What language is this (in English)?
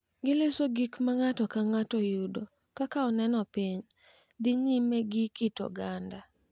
Luo (Kenya and Tanzania)